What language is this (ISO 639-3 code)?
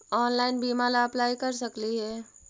mag